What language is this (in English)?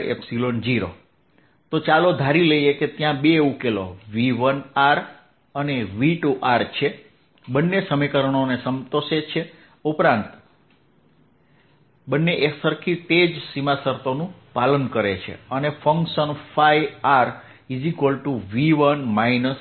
Gujarati